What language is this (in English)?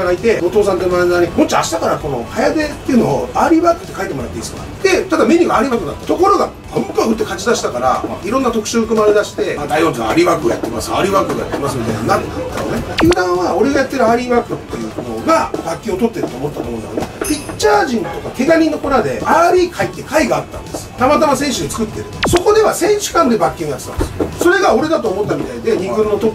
Japanese